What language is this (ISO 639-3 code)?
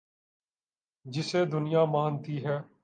urd